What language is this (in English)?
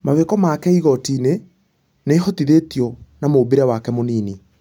Kikuyu